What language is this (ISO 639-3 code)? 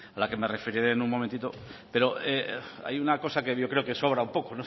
spa